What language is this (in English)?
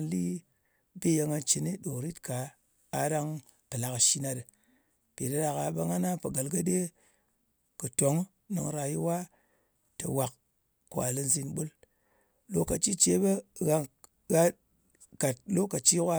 Ngas